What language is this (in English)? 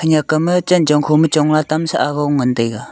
Wancho Naga